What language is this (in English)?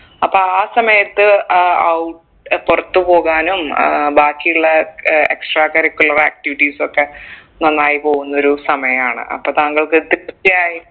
Malayalam